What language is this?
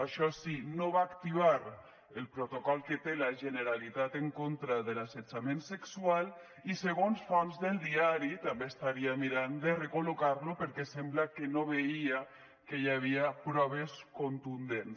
Catalan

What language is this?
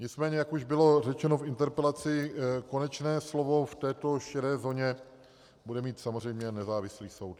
Czech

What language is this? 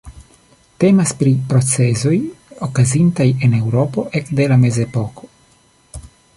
Esperanto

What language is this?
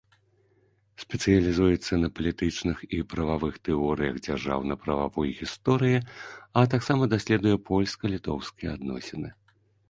Belarusian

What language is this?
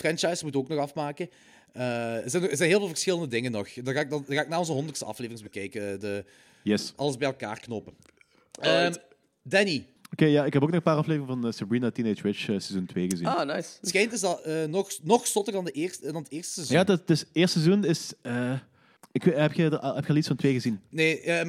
Dutch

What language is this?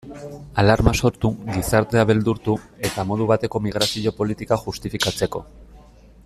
Basque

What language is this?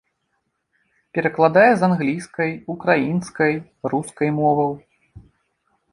Belarusian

